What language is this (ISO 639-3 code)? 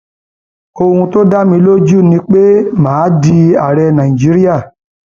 yor